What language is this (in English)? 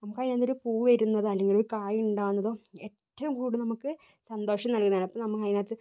Malayalam